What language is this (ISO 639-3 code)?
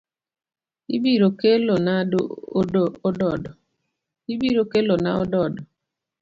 luo